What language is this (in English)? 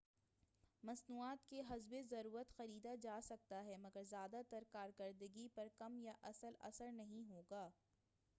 Urdu